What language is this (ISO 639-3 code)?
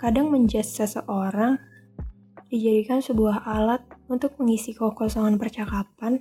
ind